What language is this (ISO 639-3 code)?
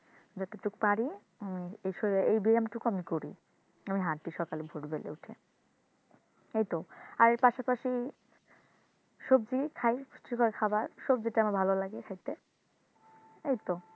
ben